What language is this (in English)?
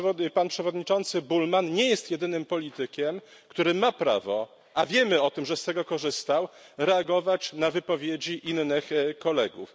Polish